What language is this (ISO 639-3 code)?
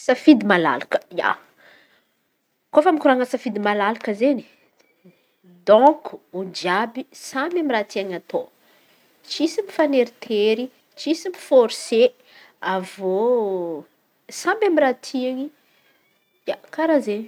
xmv